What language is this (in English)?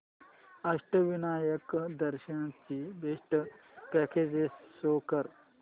Marathi